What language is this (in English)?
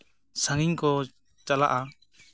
Santali